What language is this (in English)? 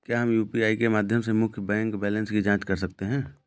Hindi